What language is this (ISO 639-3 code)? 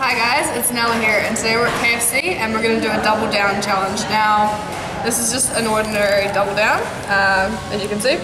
eng